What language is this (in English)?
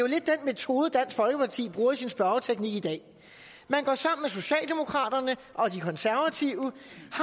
Danish